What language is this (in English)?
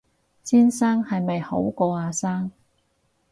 Cantonese